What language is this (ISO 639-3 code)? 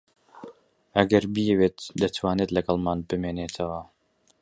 ckb